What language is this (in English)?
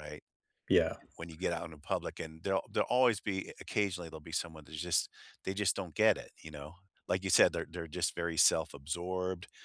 English